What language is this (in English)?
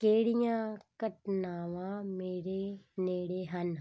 Punjabi